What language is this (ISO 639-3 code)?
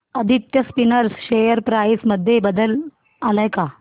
mar